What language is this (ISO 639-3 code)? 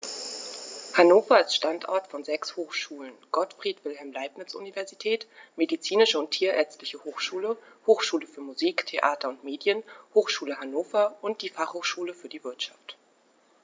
deu